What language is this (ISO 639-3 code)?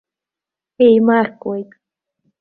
abk